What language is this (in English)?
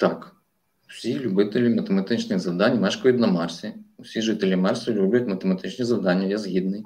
Ukrainian